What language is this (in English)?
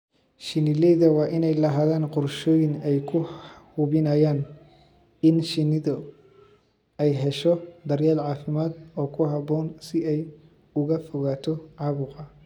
Somali